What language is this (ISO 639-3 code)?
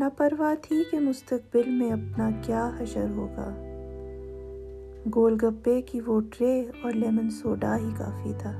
urd